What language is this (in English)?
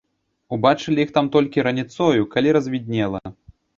Belarusian